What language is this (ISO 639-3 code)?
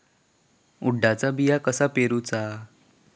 mar